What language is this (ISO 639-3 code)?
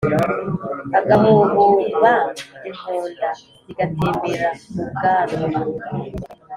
kin